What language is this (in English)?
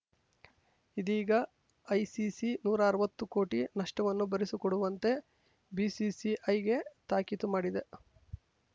Kannada